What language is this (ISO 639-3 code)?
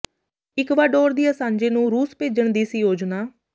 pan